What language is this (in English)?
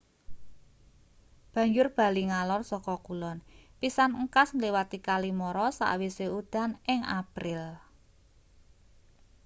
Javanese